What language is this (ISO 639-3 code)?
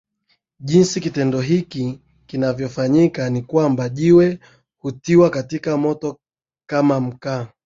swa